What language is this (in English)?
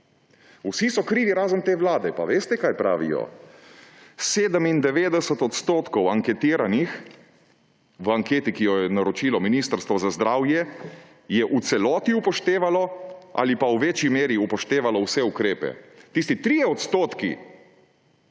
Slovenian